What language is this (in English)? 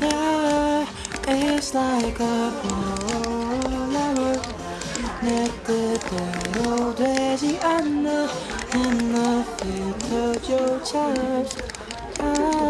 Korean